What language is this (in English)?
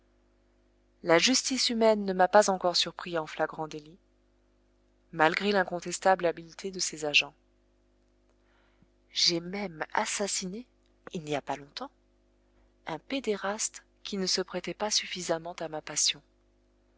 French